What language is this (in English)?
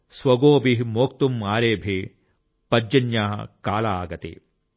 Telugu